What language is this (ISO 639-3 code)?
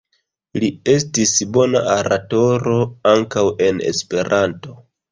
epo